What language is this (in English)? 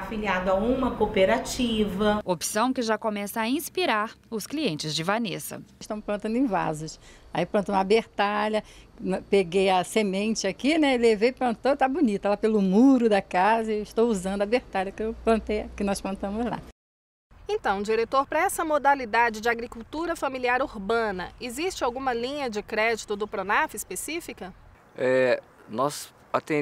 Portuguese